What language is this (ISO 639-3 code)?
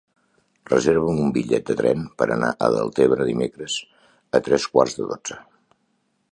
cat